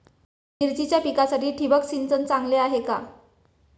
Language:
Marathi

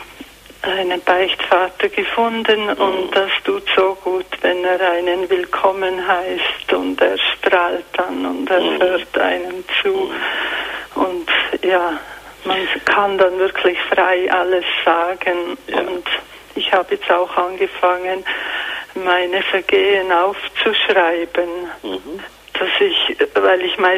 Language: German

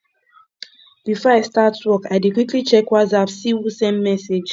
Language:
Nigerian Pidgin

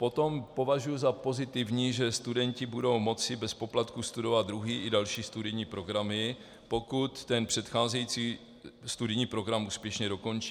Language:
Czech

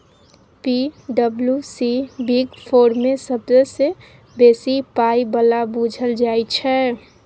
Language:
Maithili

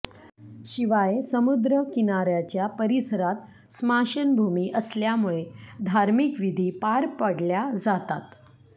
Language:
Marathi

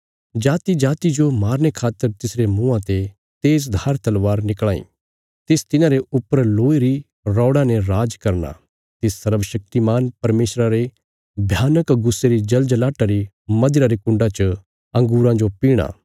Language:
Bilaspuri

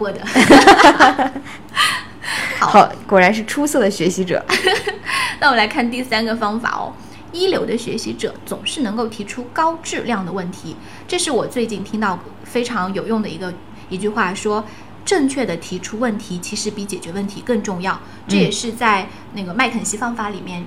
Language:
Chinese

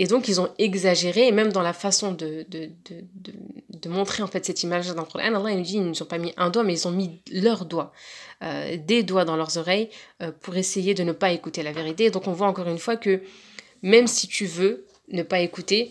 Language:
French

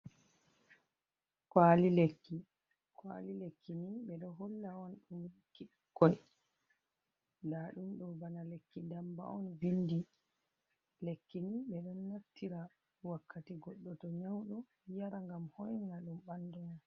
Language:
Fula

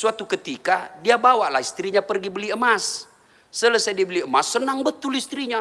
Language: Indonesian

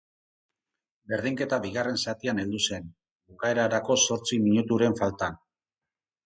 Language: Basque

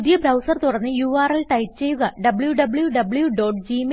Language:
Malayalam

